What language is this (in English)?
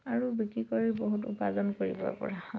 Assamese